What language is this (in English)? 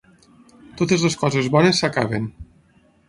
Catalan